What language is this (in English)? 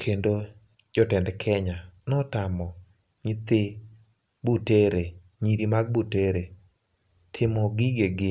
Luo (Kenya and Tanzania)